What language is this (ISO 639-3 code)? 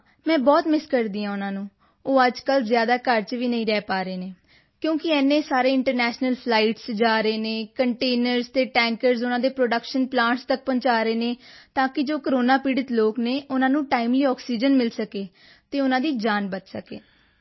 pan